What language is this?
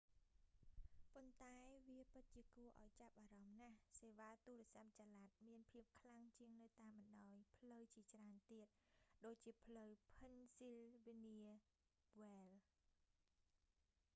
Khmer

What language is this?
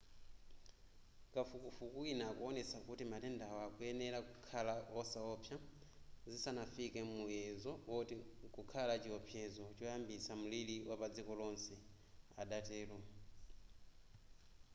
Nyanja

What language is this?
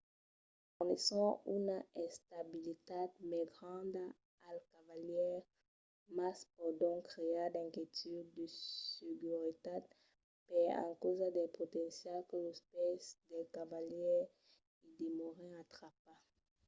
Occitan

